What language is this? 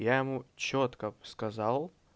Russian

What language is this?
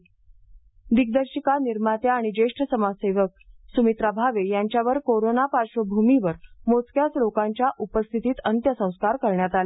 Marathi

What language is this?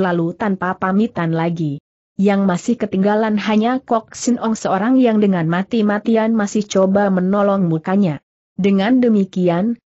Indonesian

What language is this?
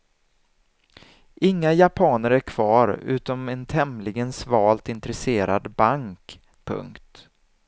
Swedish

